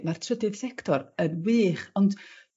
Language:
Welsh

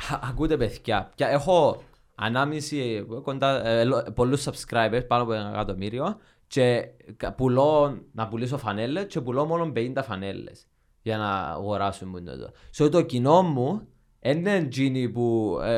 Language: Greek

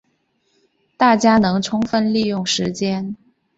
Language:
Chinese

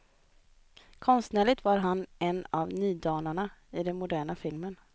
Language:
Swedish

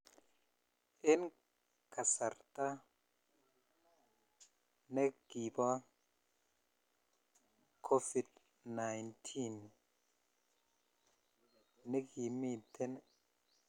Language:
Kalenjin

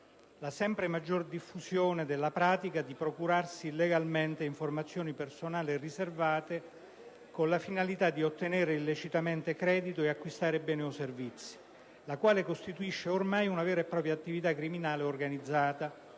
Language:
Italian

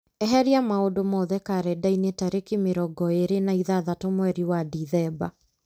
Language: Kikuyu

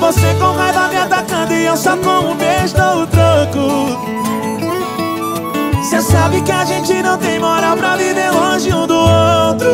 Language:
Portuguese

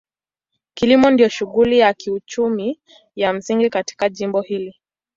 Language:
Swahili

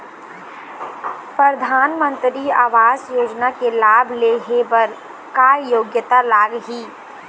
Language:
Chhattisgarhi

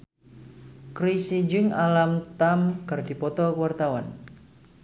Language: Sundanese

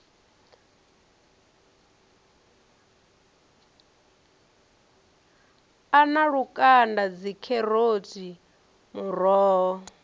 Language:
Venda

